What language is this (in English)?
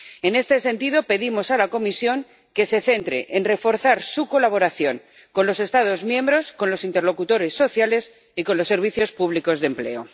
Spanish